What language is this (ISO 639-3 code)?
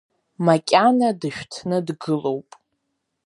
abk